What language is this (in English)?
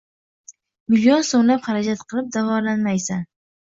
Uzbek